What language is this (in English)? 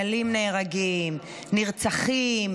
Hebrew